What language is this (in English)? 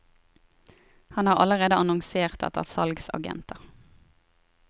Norwegian